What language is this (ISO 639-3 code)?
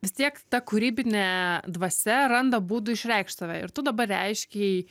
lit